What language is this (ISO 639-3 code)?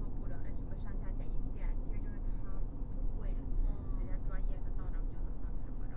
zho